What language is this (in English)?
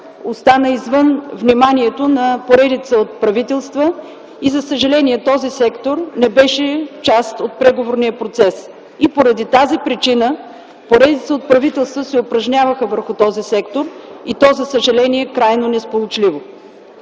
Bulgarian